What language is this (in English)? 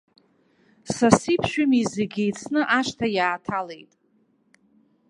Abkhazian